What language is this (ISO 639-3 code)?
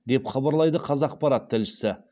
kaz